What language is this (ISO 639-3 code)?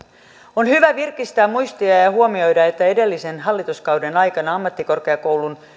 fin